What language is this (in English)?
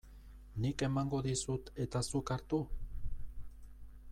Basque